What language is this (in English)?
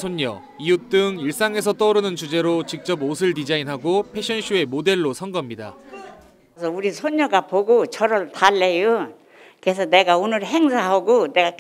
Korean